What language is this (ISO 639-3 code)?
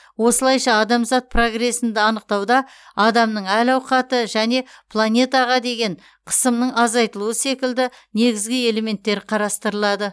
kaz